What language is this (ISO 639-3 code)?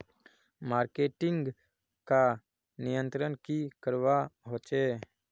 mag